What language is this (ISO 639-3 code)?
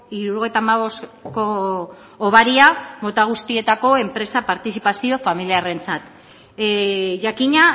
eus